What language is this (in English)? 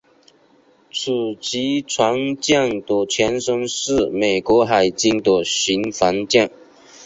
Chinese